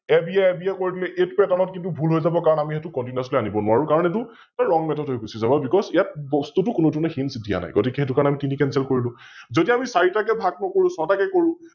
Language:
Assamese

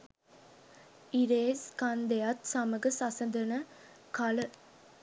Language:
Sinhala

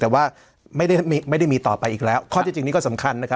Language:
Thai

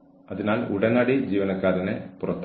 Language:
Malayalam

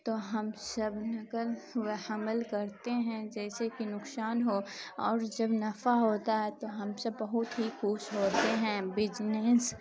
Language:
Urdu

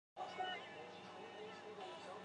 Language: Chinese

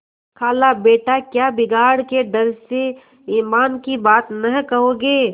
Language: Hindi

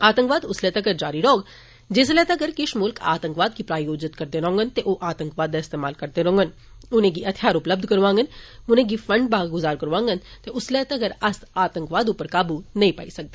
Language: Dogri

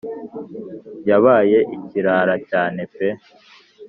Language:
Kinyarwanda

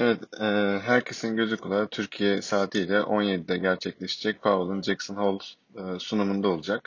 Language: Turkish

